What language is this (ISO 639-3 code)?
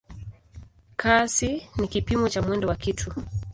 swa